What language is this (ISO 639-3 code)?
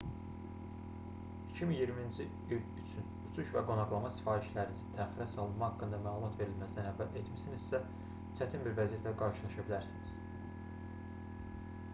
aze